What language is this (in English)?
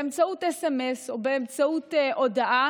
Hebrew